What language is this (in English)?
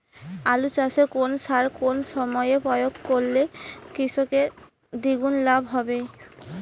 Bangla